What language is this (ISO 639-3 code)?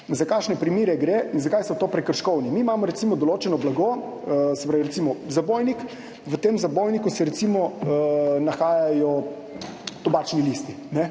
slv